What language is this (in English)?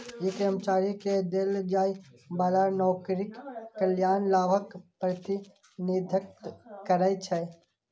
Maithili